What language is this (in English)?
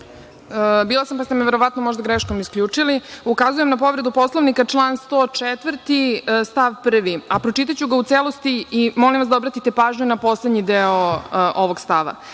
Serbian